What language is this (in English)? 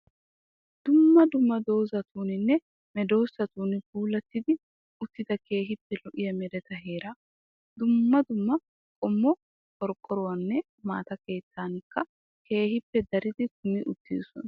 Wolaytta